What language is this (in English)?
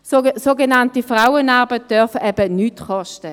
Swiss German